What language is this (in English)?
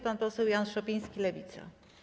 Polish